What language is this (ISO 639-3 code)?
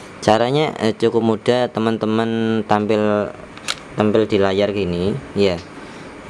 ind